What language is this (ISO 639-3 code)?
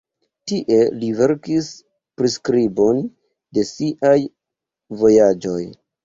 epo